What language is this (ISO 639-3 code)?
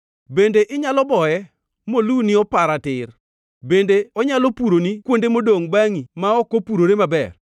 luo